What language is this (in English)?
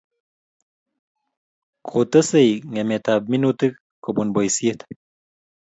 Kalenjin